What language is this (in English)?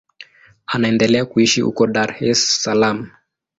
Swahili